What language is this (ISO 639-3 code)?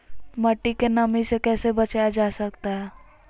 mag